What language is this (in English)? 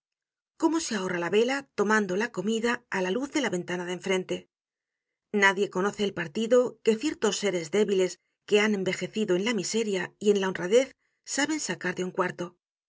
Spanish